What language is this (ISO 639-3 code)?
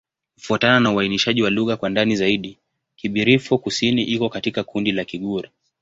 swa